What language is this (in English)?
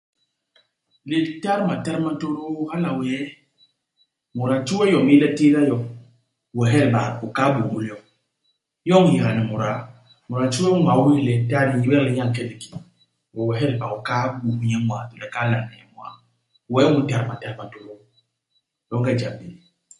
Basaa